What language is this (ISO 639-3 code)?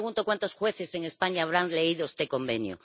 spa